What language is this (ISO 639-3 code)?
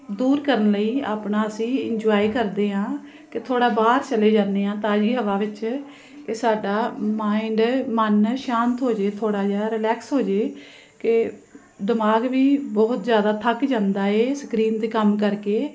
pan